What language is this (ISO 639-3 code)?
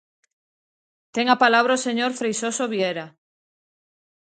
glg